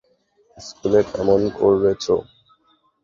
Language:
Bangla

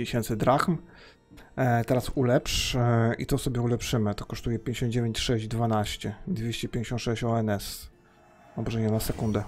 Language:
Polish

